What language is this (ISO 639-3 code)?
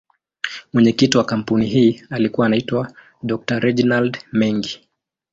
swa